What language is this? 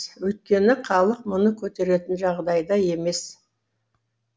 Kazakh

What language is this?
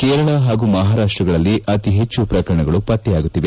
Kannada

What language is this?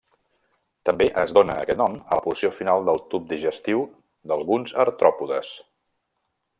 Catalan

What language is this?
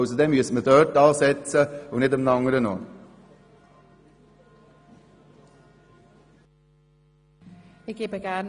Swiss German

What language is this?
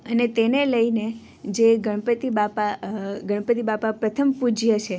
Gujarati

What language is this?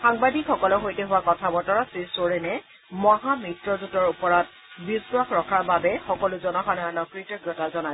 Assamese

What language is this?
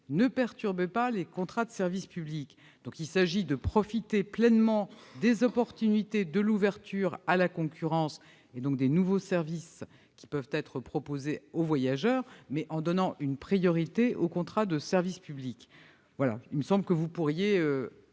French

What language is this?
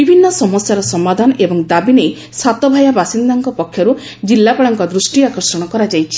Odia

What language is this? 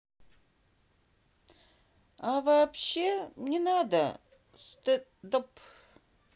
Russian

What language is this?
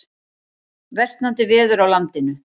Icelandic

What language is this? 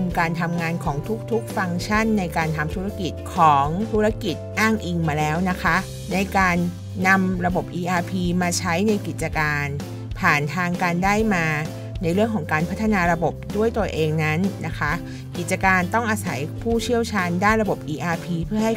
Thai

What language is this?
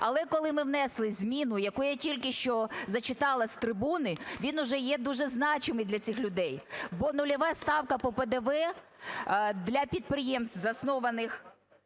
Ukrainian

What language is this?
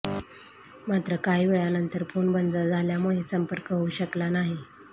Marathi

